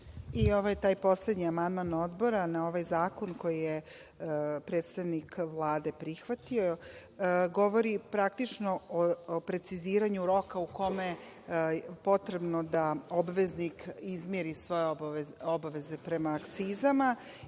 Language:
Serbian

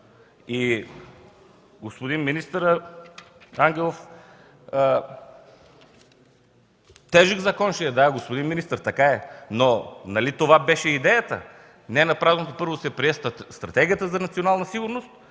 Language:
Bulgarian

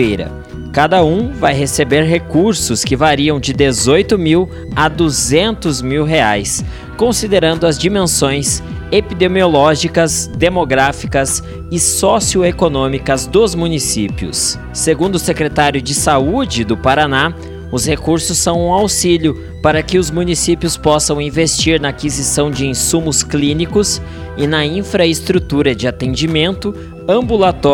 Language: Portuguese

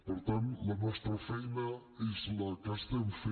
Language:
Catalan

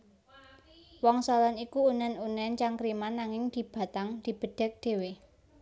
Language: Javanese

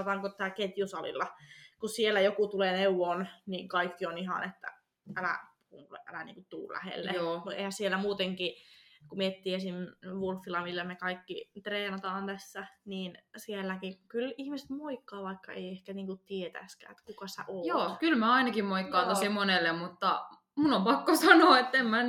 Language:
Finnish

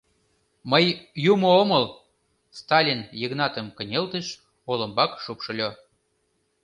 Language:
Mari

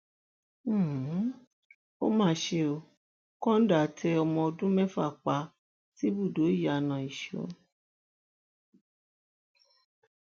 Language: Yoruba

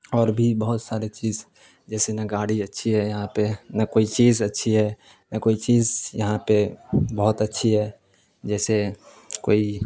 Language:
Urdu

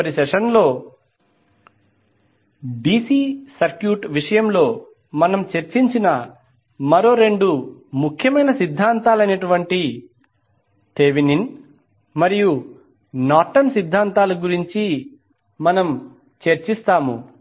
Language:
Telugu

